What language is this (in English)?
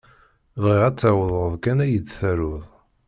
Kabyle